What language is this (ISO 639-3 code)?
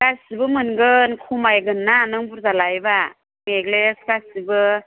brx